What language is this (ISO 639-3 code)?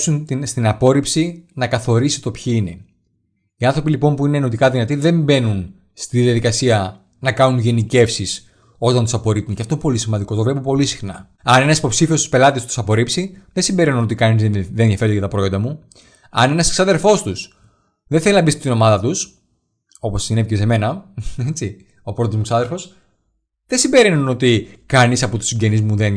ell